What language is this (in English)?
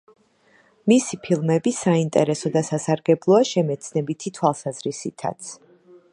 Georgian